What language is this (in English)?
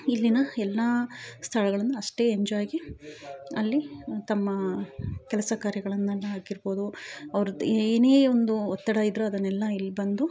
Kannada